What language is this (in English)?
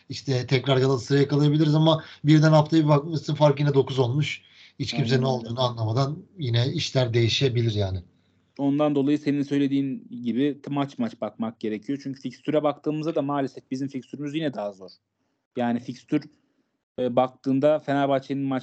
Turkish